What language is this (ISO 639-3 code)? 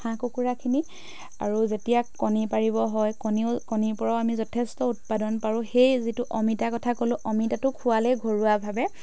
asm